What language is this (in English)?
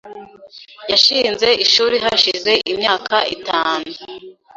Kinyarwanda